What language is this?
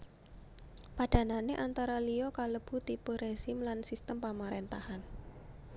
Javanese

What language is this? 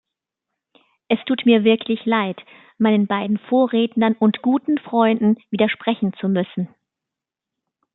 German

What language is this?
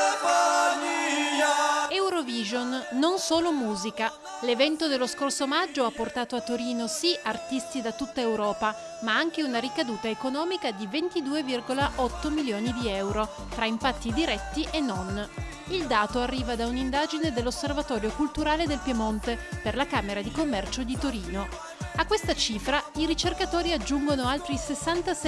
Italian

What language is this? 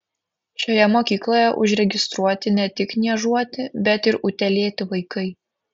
Lithuanian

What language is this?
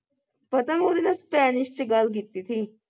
Punjabi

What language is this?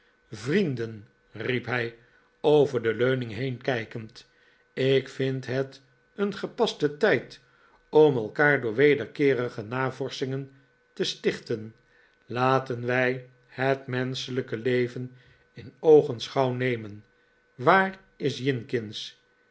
Dutch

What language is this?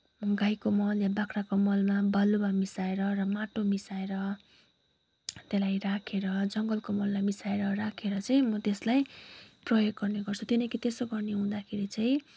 Nepali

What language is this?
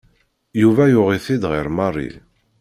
Kabyle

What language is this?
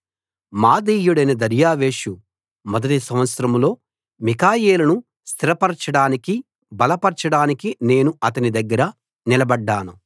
Telugu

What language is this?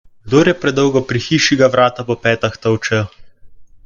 Slovenian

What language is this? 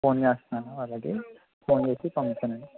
Telugu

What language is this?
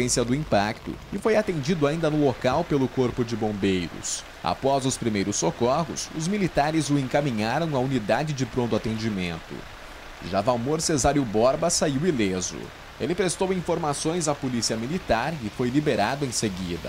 Portuguese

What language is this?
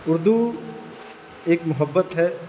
Urdu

